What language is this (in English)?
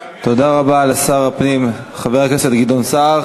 Hebrew